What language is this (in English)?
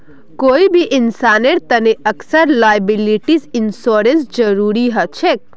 Magahi